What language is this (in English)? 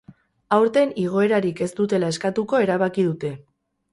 Basque